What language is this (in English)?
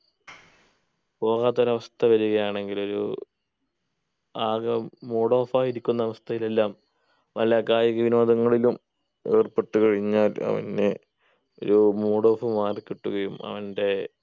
Malayalam